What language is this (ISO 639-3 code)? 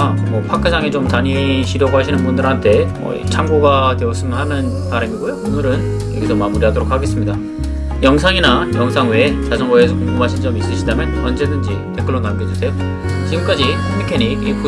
kor